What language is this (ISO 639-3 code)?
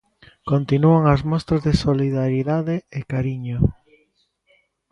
glg